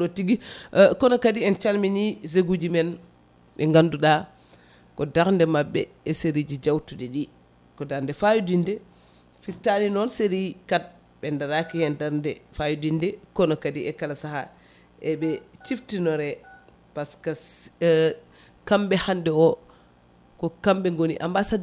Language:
Fula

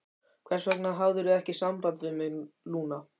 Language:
Icelandic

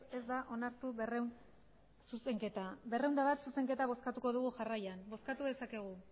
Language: Basque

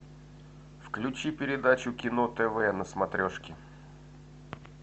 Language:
Russian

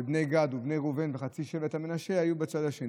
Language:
Hebrew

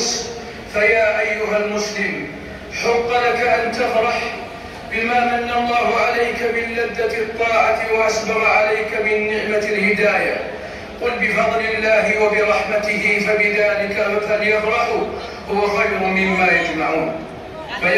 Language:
Arabic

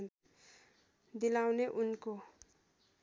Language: Nepali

